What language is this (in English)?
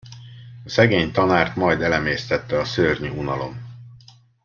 Hungarian